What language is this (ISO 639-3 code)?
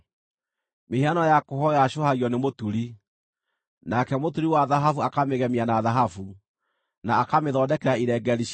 kik